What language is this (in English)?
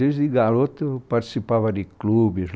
Portuguese